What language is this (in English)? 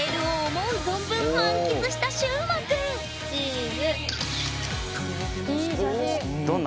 Japanese